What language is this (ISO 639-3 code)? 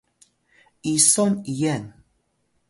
tay